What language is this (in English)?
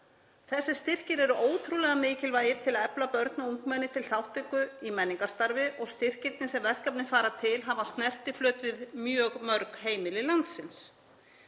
Icelandic